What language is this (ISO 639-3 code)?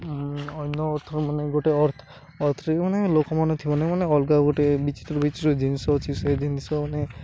ori